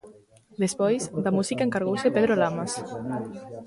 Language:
Galician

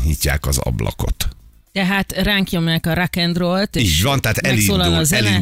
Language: Hungarian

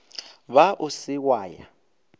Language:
Northern Sotho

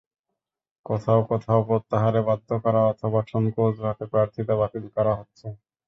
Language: Bangla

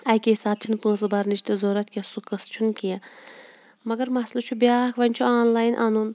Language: Kashmiri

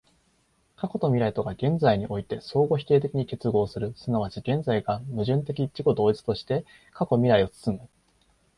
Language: Japanese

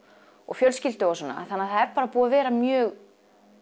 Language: Icelandic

